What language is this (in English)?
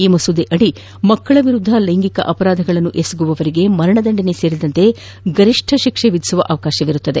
Kannada